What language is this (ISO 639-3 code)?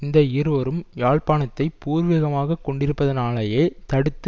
tam